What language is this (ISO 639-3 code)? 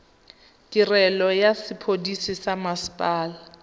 tsn